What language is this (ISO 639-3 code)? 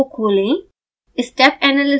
hin